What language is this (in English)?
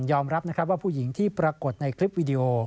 Thai